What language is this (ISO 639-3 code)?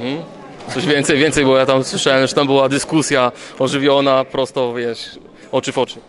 pol